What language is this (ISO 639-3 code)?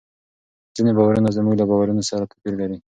pus